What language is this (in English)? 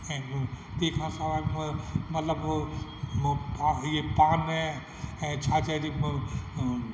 Sindhi